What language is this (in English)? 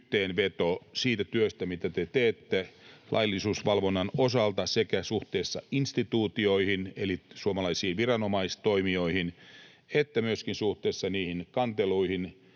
Finnish